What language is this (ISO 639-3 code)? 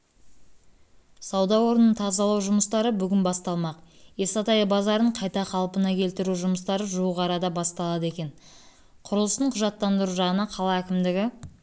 kaz